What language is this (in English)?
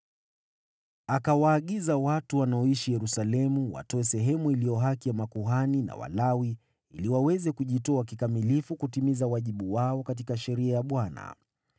Swahili